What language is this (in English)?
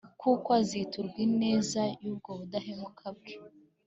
Kinyarwanda